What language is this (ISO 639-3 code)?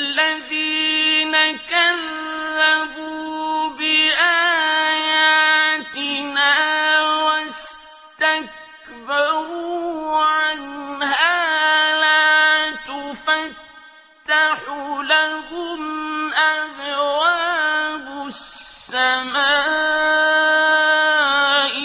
ara